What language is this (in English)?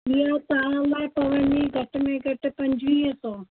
Sindhi